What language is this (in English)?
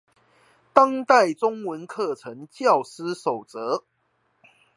Chinese